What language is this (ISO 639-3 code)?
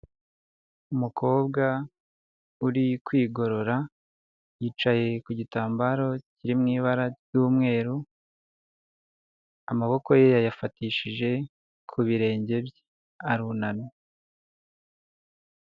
kin